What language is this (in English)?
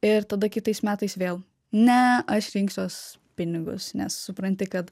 Lithuanian